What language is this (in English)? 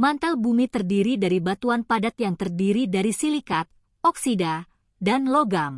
Indonesian